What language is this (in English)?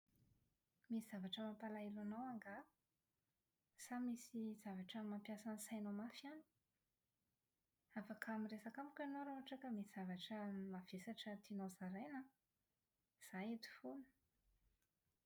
Malagasy